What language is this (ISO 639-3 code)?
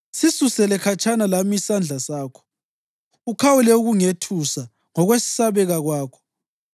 nde